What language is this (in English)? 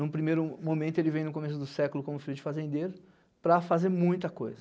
Portuguese